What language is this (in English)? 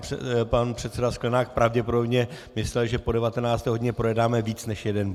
Czech